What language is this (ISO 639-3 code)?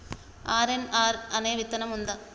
tel